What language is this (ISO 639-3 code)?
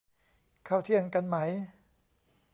tha